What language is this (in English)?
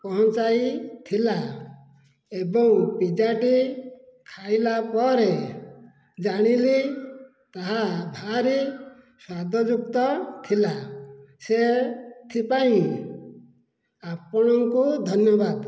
Odia